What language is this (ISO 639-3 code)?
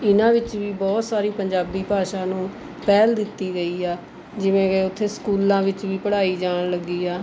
pan